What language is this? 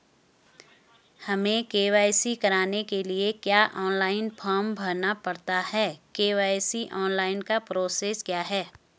Hindi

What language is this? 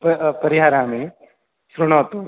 Sanskrit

